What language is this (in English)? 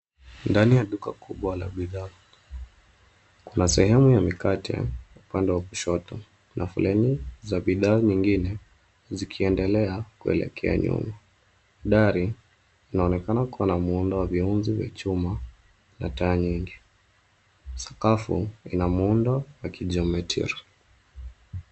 Swahili